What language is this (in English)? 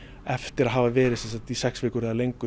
Icelandic